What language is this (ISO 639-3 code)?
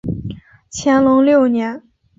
zho